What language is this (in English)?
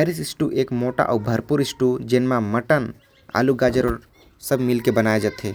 Korwa